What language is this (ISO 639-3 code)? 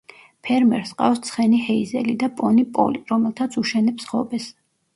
kat